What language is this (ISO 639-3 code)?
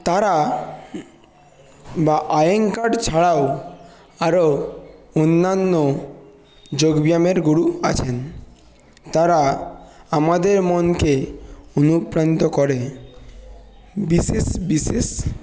ben